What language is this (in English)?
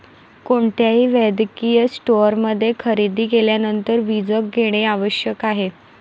Marathi